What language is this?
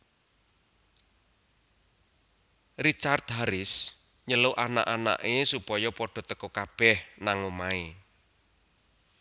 Javanese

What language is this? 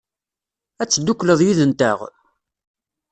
Kabyle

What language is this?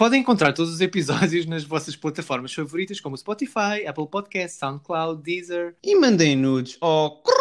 Portuguese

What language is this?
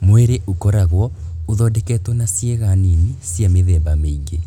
Kikuyu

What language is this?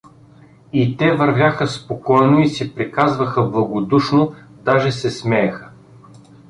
Bulgarian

